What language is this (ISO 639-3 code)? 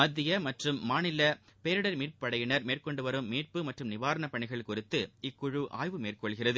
tam